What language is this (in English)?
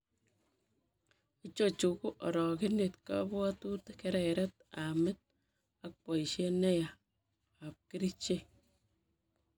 Kalenjin